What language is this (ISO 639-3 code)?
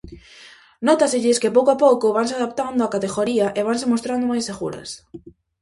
glg